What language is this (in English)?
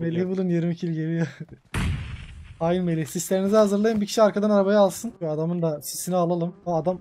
Turkish